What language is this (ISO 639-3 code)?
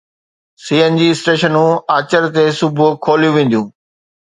snd